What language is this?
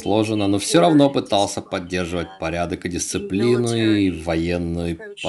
Russian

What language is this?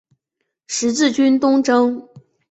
Chinese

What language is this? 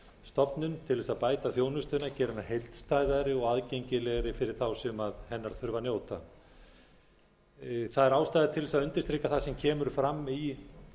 Icelandic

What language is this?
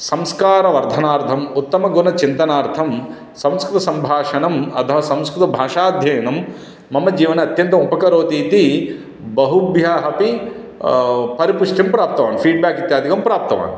Sanskrit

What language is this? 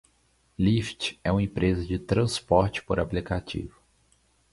Portuguese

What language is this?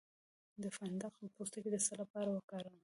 Pashto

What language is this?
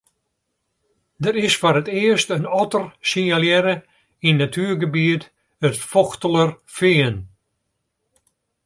Western Frisian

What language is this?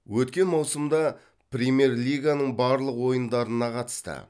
Kazakh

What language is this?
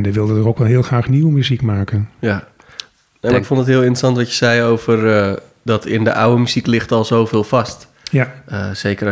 Dutch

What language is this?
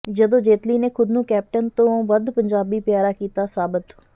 Punjabi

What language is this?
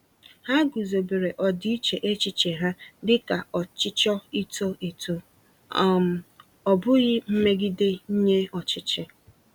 Igbo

